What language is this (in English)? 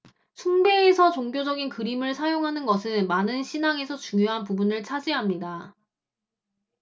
Korean